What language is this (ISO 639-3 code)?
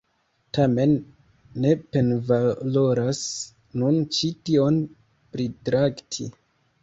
epo